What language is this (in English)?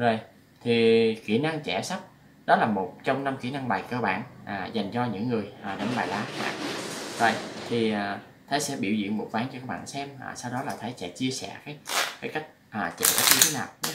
Vietnamese